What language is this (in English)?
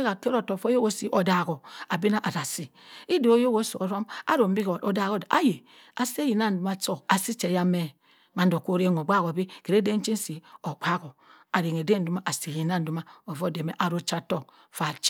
Cross River Mbembe